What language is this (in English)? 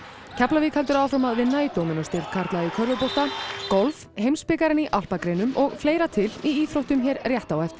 Icelandic